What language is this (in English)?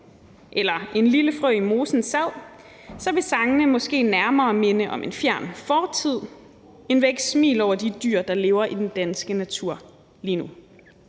Danish